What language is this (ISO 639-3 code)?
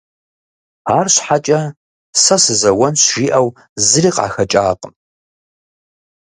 kbd